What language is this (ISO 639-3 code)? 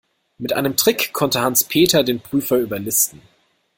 deu